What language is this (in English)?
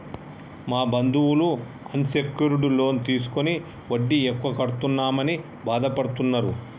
Telugu